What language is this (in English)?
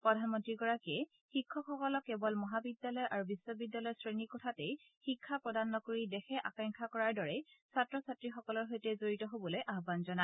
Assamese